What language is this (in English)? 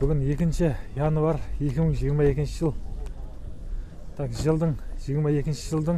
Turkish